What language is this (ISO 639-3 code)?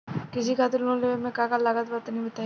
bho